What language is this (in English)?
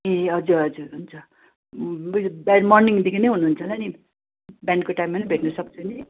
Nepali